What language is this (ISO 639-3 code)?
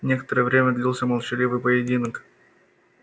rus